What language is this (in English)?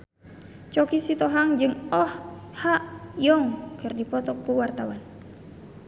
Sundanese